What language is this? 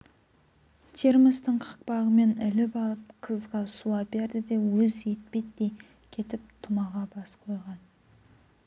Kazakh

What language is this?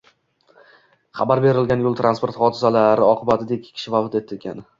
Uzbek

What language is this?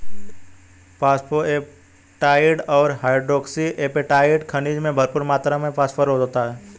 Hindi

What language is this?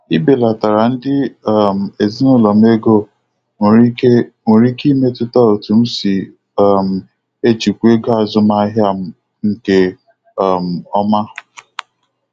Igbo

